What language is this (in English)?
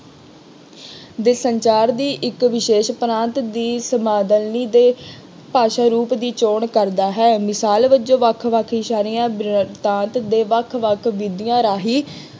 Punjabi